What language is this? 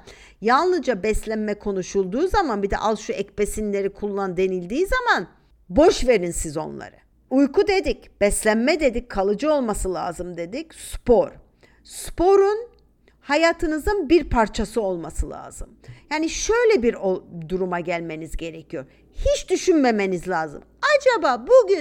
Turkish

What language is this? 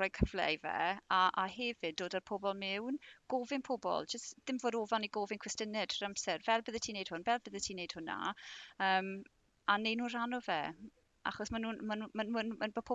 Welsh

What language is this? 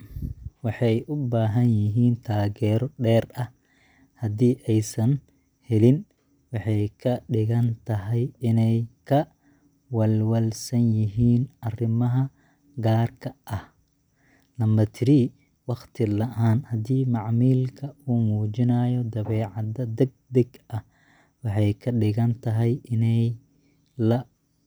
Somali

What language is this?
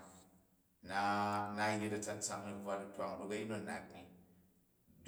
Jju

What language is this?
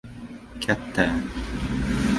Uzbek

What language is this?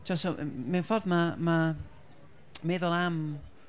Welsh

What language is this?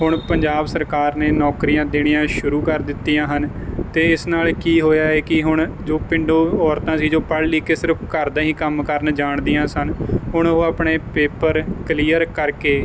Punjabi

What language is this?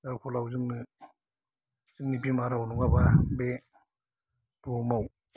Bodo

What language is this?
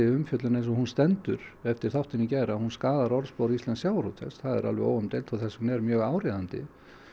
Icelandic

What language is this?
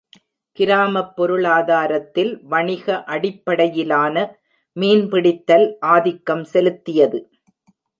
Tamil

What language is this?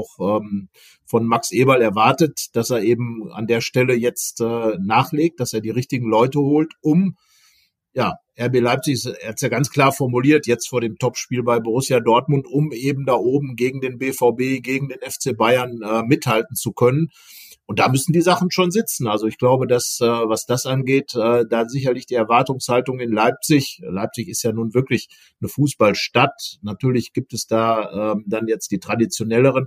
German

